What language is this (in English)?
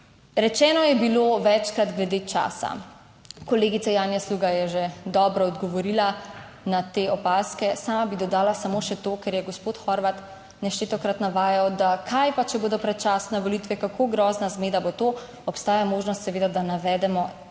Slovenian